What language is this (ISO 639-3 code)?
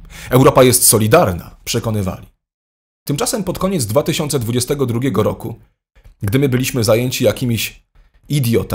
pol